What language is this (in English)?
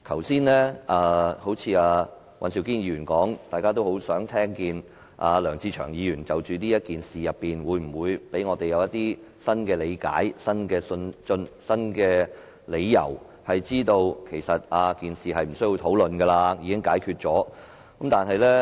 Cantonese